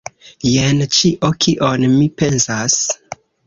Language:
Esperanto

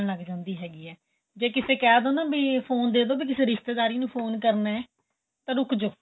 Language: Punjabi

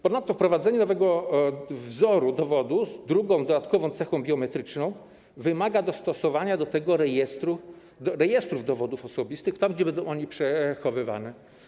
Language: Polish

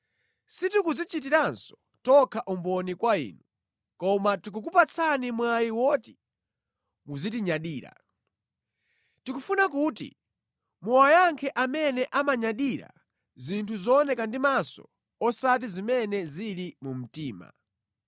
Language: Nyanja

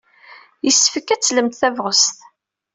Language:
Kabyle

